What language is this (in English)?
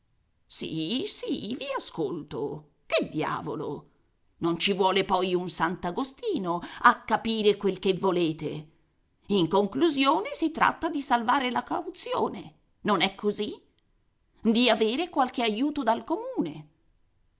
Italian